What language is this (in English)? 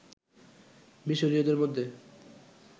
Bangla